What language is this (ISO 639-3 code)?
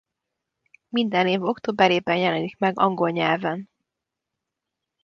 hun